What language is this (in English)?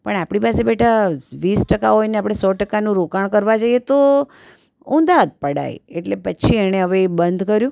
Gujarati